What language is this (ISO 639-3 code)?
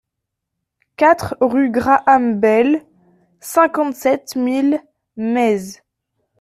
fra